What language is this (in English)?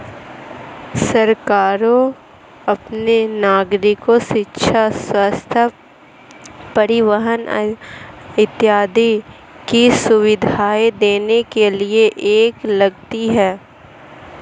Hindi